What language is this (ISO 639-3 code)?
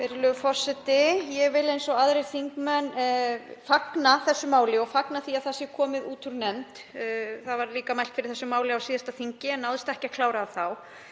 isl